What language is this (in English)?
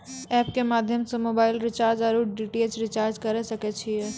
Maithili